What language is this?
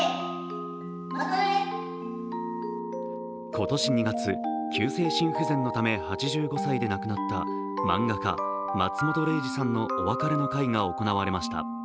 Japanese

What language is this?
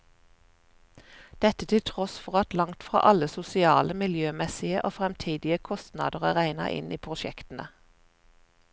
Norwegian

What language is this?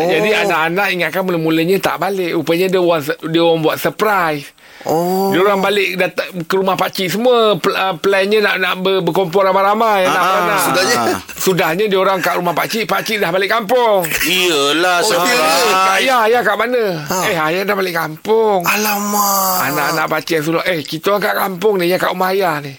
Malay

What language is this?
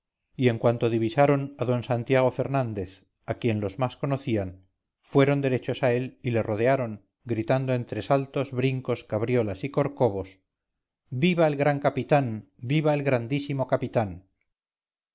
Spanish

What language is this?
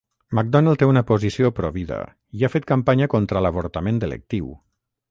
Catalan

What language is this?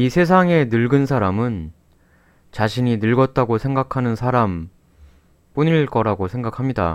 Korean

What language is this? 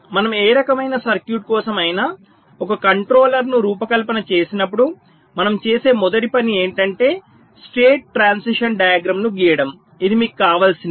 Telugu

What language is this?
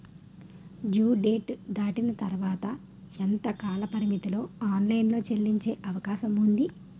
Telugu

